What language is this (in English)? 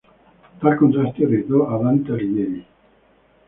Spanish